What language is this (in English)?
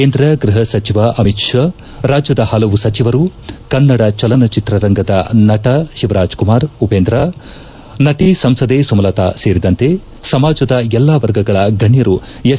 Kannada